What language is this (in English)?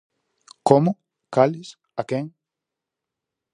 Galician